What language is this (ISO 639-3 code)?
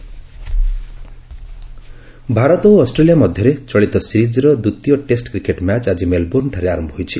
ori